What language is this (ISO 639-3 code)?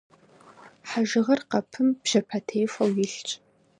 kbd